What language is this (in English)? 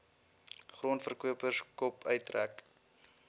Afrikaans